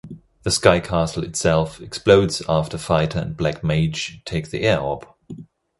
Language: English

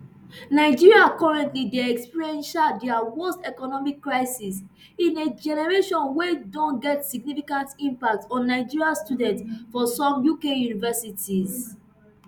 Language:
Nigerian Pidgin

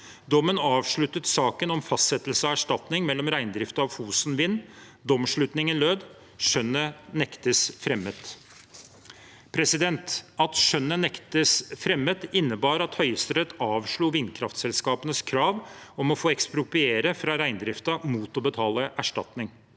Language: Norwegian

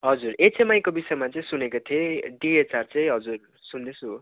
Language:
Nepali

